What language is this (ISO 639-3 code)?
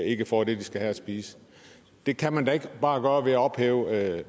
dan